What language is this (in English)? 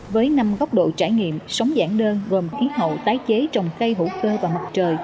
Vietnamese